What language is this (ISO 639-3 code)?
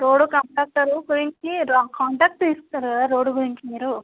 tel